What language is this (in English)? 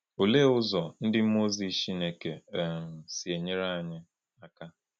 Igbo